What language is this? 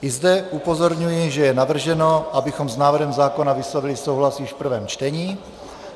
Czech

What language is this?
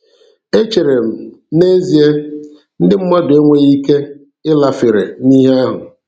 Igbo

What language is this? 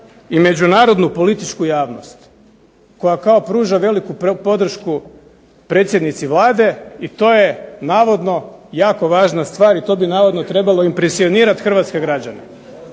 Croatian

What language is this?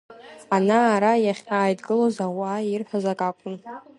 Abkhazian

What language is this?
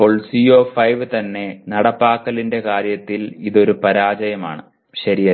Malayalam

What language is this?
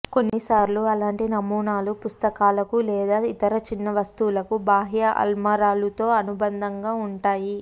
Telugu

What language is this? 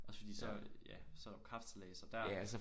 Danish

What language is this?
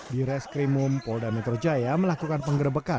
Indonesian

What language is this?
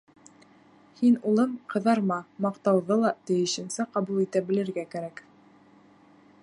Bashkir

